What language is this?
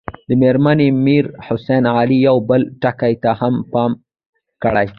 Pashto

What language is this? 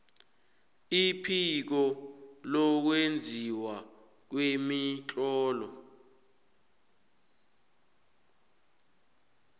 South Ndebele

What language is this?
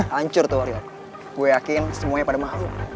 Indonesian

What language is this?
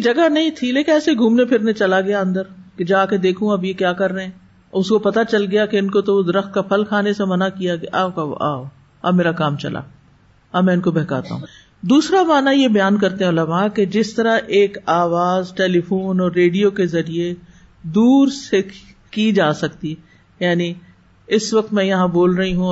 Urdu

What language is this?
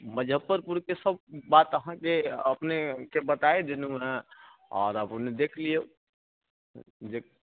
Maithili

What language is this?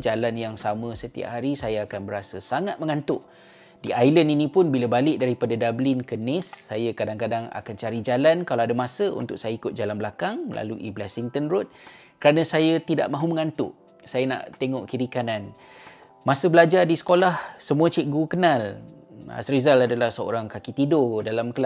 Malay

